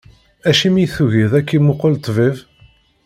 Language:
Kabyle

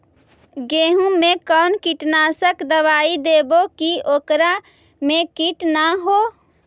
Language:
Magahi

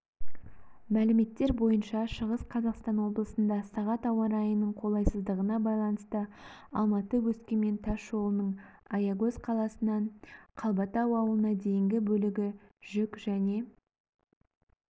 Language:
Kazakh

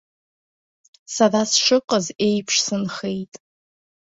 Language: Abkhazian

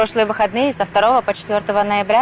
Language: Russian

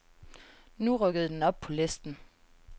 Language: Danish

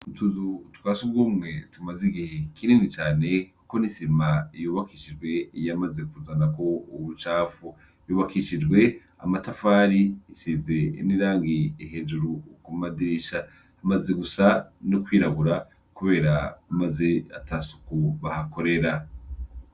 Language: Rundi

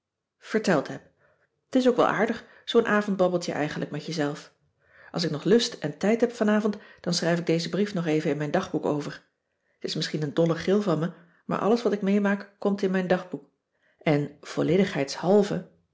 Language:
Dutch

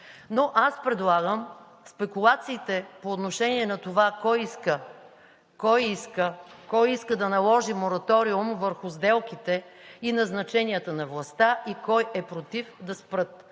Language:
Bulgarian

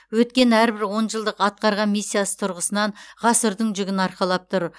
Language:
Kazakh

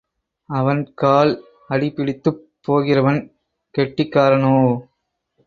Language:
Tamil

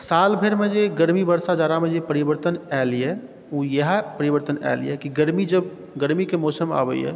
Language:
Maithili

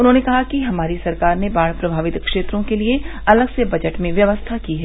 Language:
Hindi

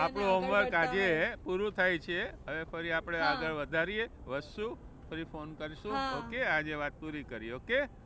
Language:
Gujarati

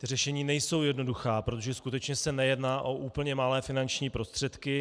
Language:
Czech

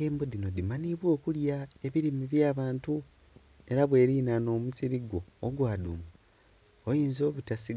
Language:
Soga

